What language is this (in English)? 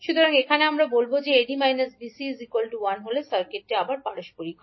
Bangla